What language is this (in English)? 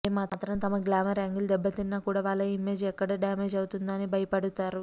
Telugu